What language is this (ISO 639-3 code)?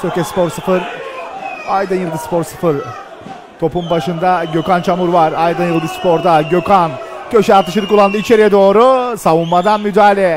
tur